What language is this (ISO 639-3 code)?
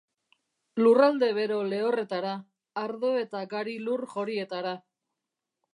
eus